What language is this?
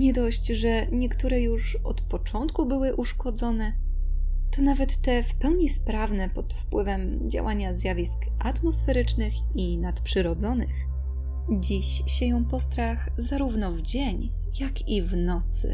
Polish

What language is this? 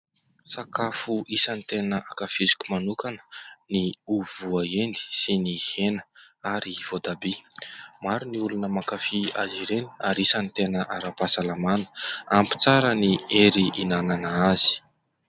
Malagasy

